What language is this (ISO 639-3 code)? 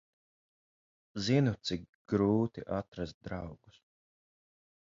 lav